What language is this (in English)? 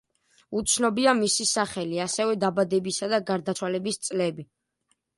Georgian